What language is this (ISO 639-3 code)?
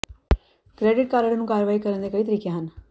pan